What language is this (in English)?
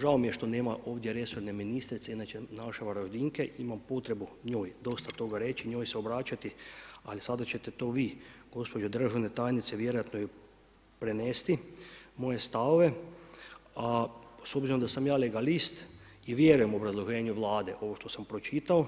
Croatian